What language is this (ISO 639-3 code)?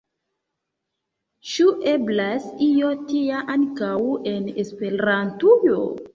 epo